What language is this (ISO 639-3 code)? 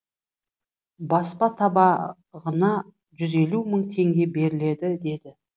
kaz